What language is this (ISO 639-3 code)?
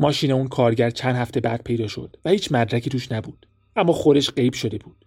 fas